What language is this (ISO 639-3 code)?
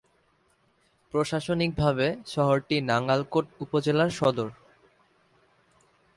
ben